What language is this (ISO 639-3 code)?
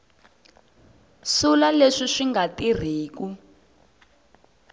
tso